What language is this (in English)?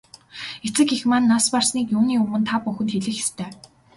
Mongolian